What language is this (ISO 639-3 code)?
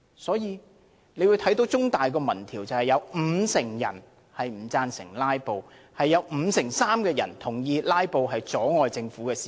yue